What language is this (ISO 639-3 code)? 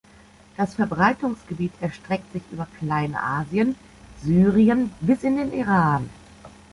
deu